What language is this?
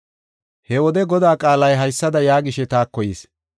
Gofa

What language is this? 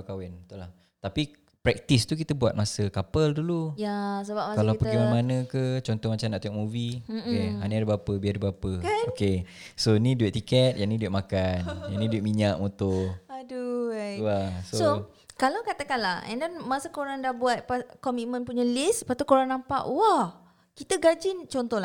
Malay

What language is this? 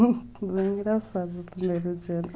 Portuguese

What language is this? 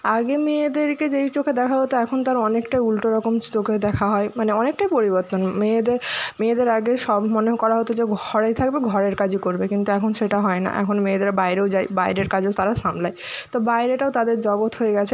Bangla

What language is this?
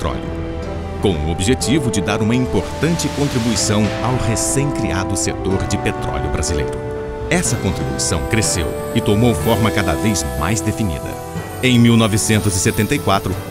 Portuguese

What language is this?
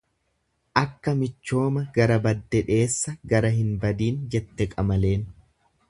Oromo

